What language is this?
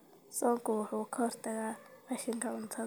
Somali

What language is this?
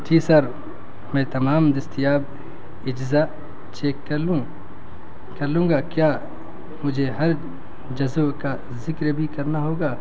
Urdu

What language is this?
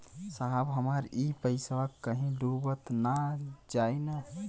Bhojpuri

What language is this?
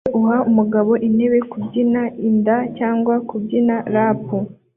Kinyarwanda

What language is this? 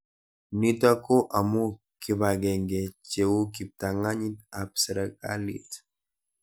Kalenjin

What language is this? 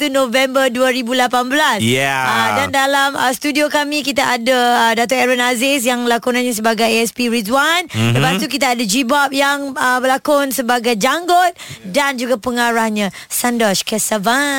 Malay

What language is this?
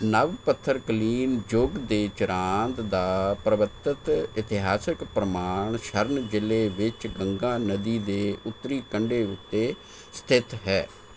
Punjabi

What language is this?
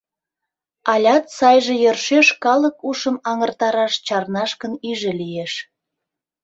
Mari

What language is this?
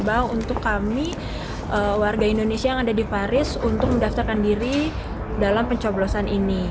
Indonesian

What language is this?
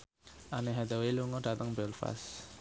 Javanese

